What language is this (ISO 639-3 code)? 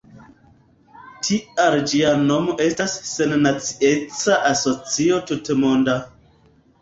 epo